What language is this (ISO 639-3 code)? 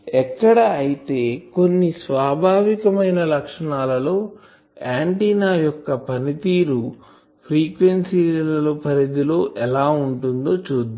tel